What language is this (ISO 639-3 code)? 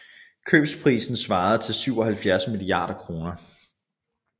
dan